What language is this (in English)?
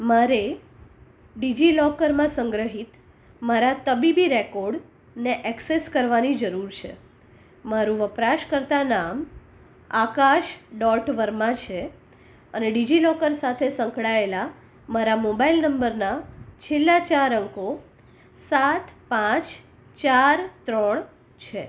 Gujarati